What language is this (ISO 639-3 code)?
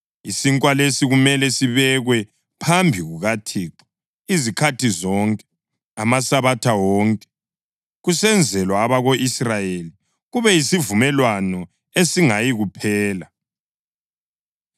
nde